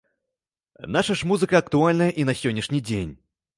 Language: Belarusian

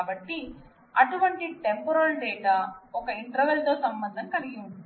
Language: Telugu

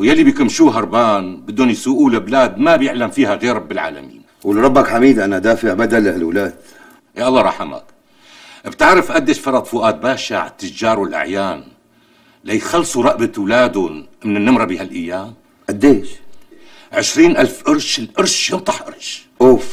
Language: Arabic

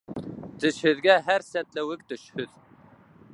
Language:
Bashkir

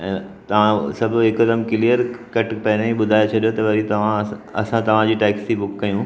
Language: Sindhi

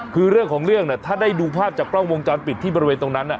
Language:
Thai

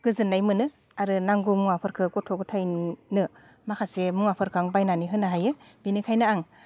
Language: Bodo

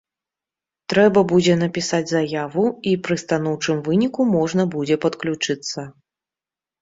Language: Belarusian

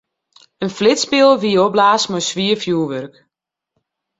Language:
Western Frisian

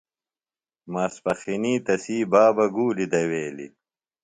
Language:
Phalura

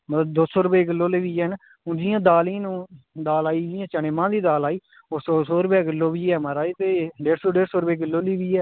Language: Dogri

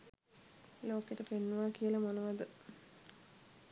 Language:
Sinhala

